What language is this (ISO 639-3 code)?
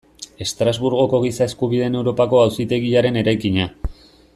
eus